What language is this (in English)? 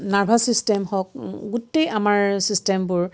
Assamese